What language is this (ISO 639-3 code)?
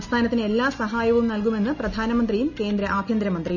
mal